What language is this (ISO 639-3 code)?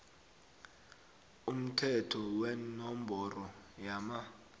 nbl